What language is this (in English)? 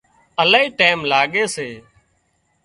Wadiyara Koli